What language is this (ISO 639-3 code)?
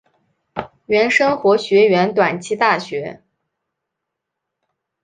zho